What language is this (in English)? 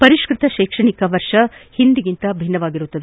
Kannada